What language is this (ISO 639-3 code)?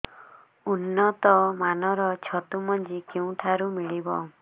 ori